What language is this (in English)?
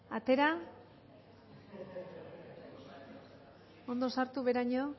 Basque